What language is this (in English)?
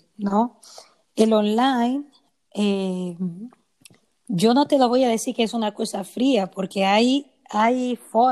Spanish